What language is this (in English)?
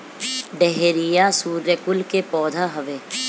Bhojpuri